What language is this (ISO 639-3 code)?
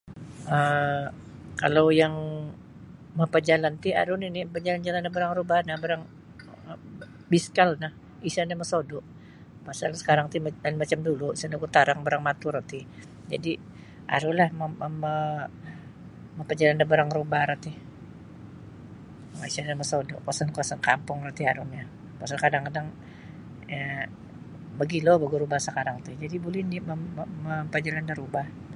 bsy